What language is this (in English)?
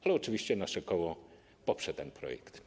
Polish